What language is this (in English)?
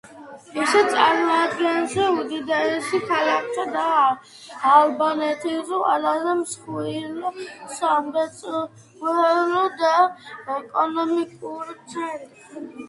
Georgian